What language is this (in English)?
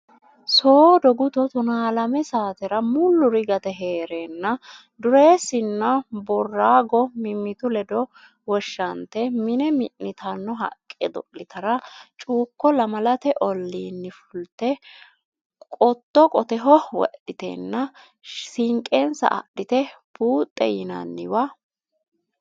Sidamo